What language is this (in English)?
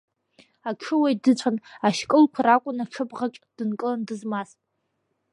Abkhazian